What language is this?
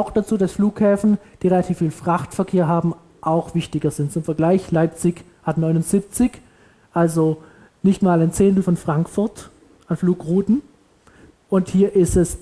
German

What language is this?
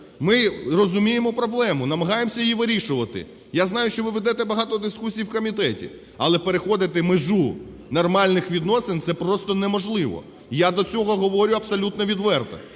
Ukrainian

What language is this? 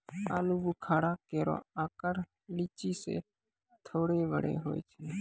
Maithili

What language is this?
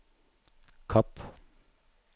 Norwegian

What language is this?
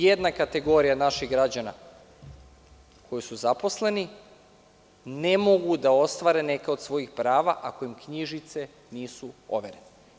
Serbian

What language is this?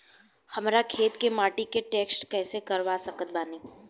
Bhojpuri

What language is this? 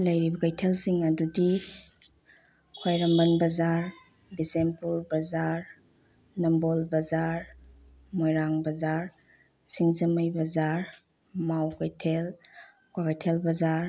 Manipuri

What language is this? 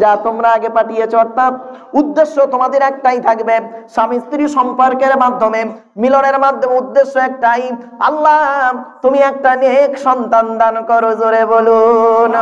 Indonesian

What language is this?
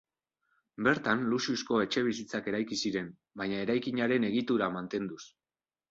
Basque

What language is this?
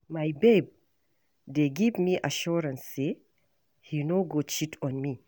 Nigerian Pidgin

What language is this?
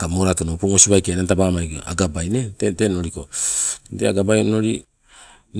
Sibe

